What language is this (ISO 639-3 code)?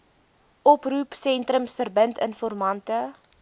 afr